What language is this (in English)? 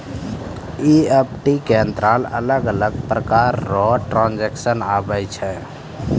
Maithili